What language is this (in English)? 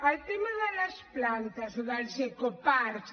Catalan